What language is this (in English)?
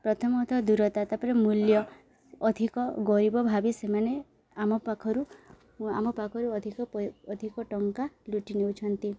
Odia